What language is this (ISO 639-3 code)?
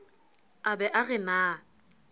sot